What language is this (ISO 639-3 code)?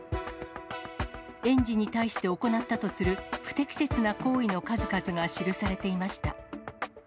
jpn